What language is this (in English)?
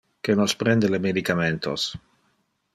Interlingua